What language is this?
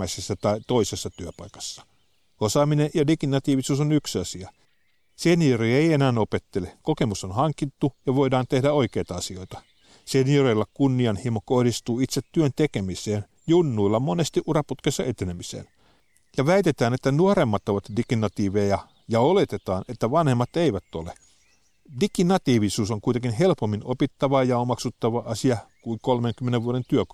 Finnish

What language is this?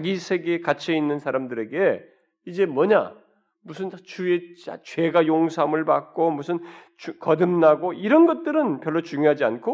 Korean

